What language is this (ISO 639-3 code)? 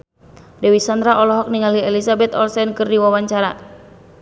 sun